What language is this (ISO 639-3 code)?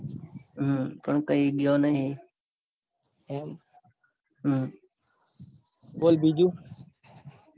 guj